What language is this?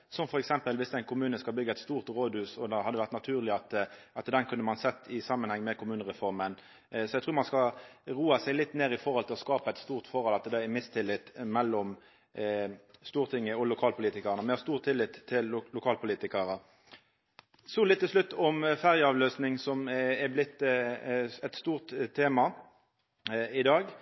Norwegian Nynorsk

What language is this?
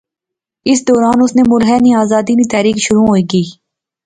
Pahari-Potwari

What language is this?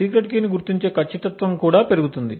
Telugu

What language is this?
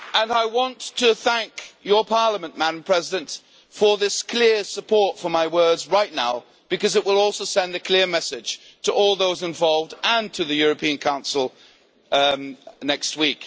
English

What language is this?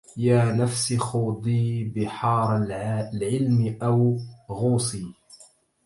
Arabic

